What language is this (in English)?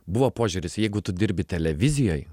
Lithuanian